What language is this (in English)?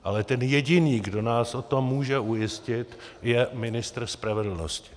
Czech